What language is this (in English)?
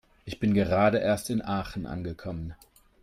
German